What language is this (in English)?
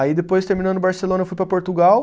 Portuguese